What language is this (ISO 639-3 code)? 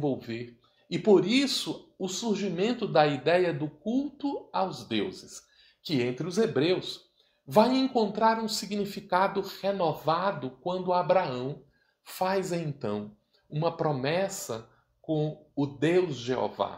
por